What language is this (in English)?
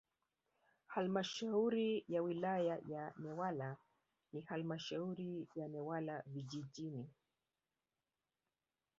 Swahili